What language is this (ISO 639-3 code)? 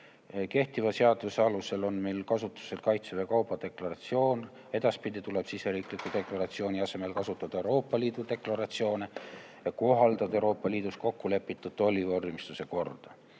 est